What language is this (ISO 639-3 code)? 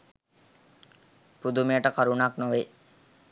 sin